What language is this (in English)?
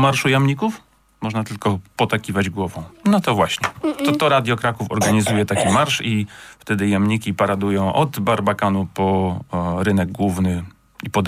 Polish